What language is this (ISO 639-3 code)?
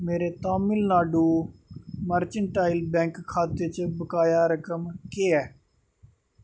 doi